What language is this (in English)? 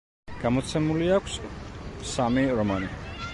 Georgian